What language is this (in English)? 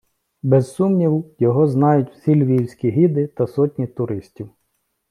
Ukrainian